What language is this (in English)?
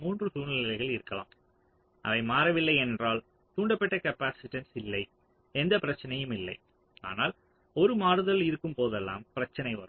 Tamil